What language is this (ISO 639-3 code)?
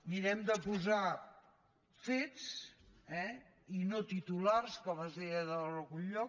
cat